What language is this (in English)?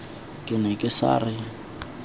Tswana